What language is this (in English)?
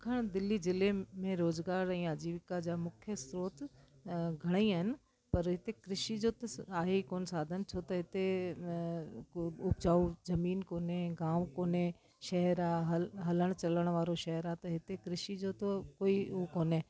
Sindhi